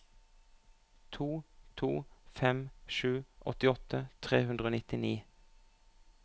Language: Norwegian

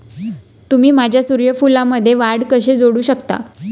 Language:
Marathi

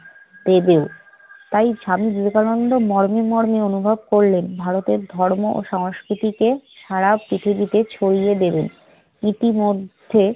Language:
Bangla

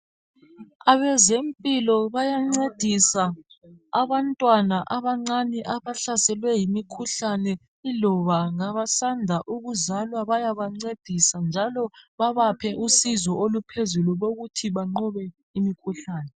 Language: North Ndebele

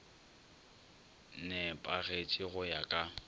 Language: Northern Sotho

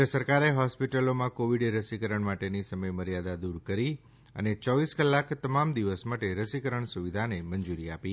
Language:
Gujarati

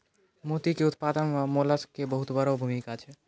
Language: Maithili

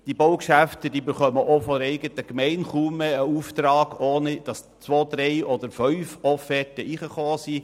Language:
Swiss German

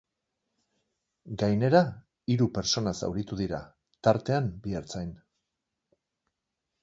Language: Basque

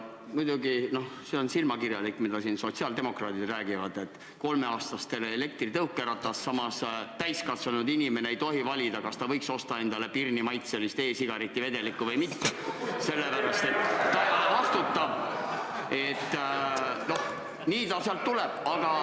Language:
Estonian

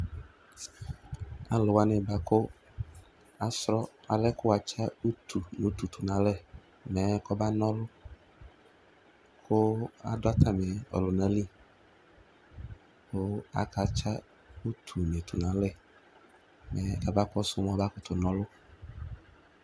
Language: Ikposo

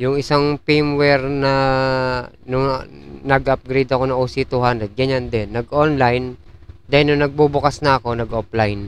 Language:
Filipino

